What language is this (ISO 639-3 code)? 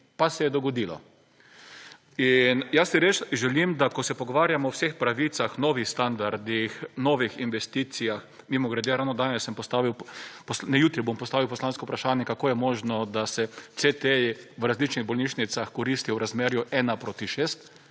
slv